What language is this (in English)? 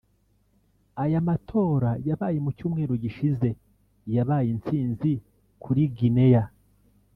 Kinyarwanda